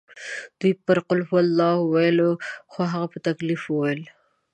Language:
Pashto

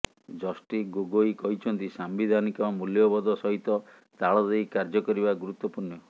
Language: Odia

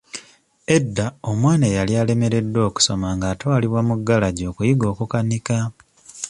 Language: Ganda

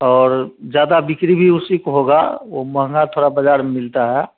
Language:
Hindi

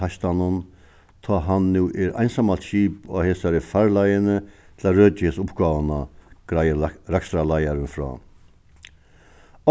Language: Faroese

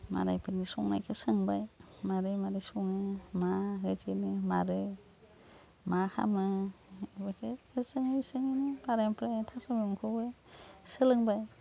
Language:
Bodo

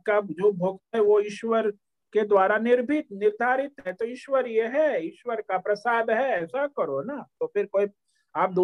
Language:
Hindi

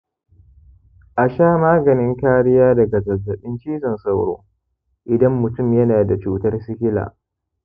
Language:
Hausa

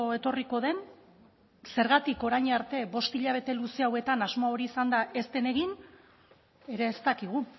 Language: Basque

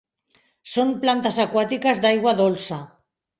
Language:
Catalan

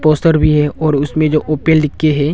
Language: Hindi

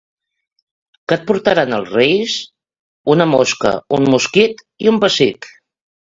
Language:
Catalan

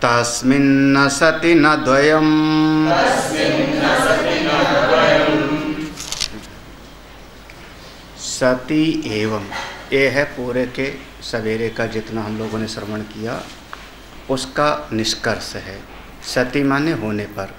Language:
Hindi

